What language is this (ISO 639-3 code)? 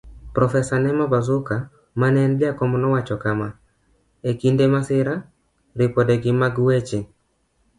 luo